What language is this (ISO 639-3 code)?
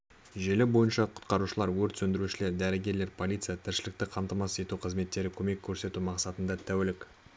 kaz